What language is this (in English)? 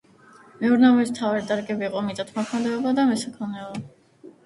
Georgian